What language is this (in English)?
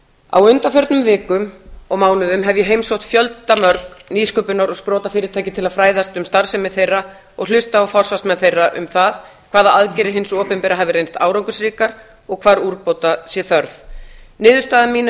Icelandic